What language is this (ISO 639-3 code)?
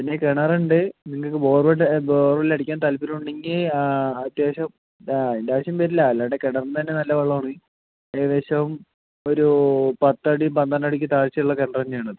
mal